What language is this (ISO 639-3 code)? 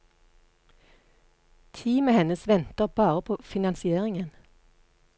nor